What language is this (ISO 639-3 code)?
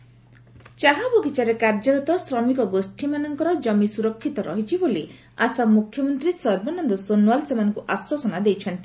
ori